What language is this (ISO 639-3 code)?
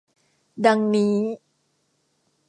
tha